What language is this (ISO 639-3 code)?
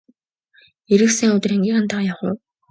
mon